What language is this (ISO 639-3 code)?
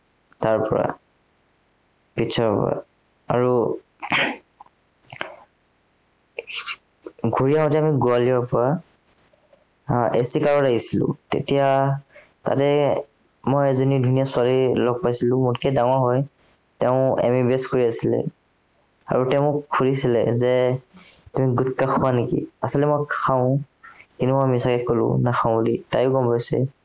asm